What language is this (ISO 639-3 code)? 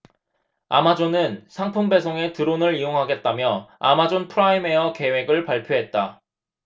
kor